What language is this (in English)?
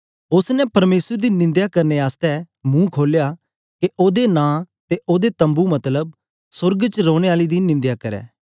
Dogri